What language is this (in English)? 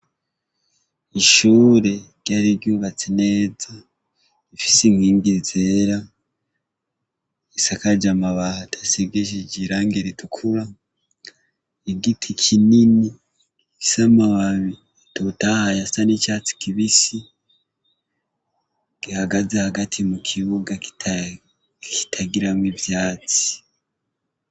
Rundi